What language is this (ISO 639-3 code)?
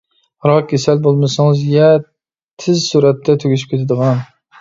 uig